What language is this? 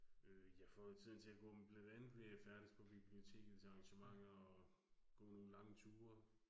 Danish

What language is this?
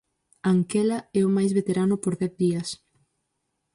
Galician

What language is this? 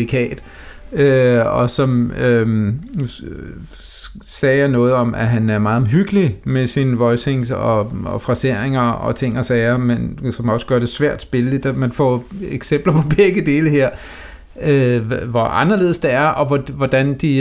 Danish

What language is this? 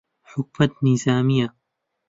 Central Kurdish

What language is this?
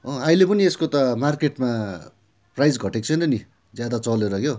Nepali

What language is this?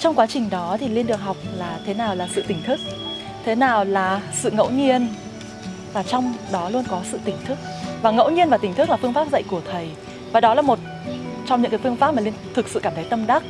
Vietnamese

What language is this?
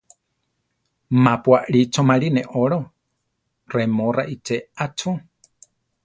Central Tarahumara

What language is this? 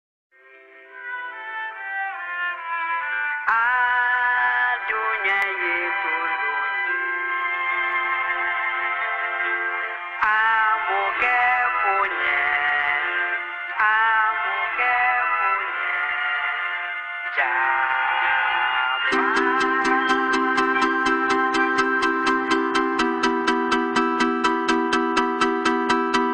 Romanian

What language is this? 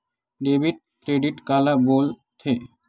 Chhattisgarhi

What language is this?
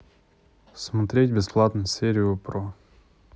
Russian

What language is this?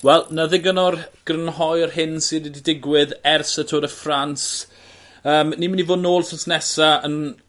Welsh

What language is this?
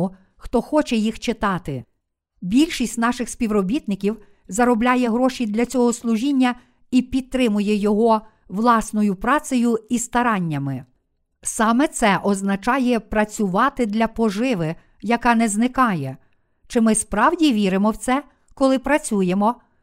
Ukrainian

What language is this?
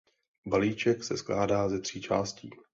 Czech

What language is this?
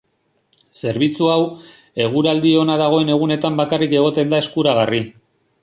Basque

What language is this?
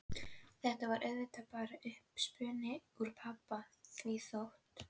Icelandic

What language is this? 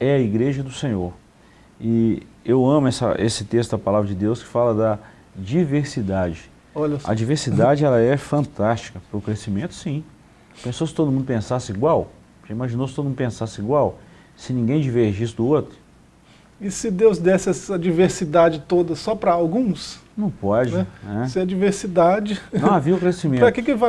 Portuguese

